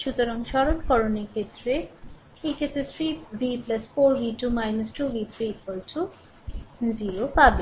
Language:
Bangla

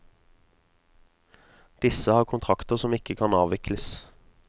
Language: Norwegian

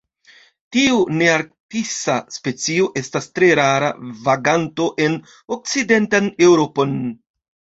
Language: Esperanto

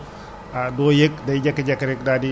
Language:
Wolof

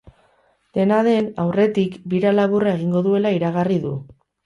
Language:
Basque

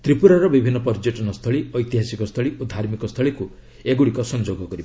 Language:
Odia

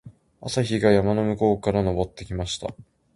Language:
Japanese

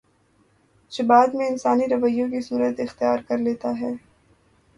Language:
Urdu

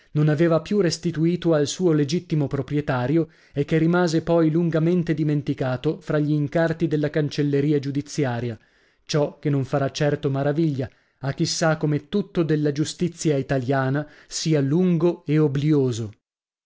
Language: Italian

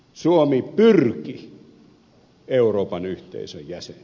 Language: Finnish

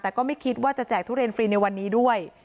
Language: Thai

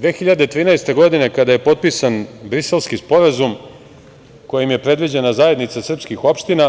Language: Serbian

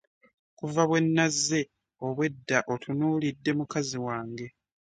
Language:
Ganda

